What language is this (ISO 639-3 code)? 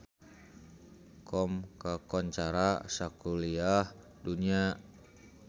sun